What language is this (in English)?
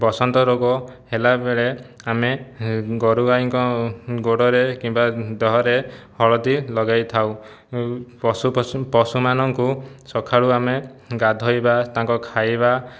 Odia